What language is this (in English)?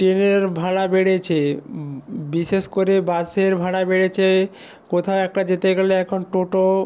Bangla